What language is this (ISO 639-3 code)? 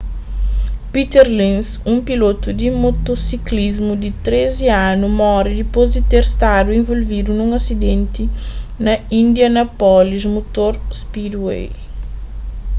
kea